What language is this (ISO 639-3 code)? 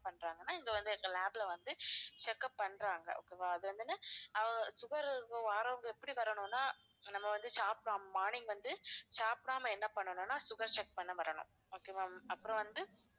tam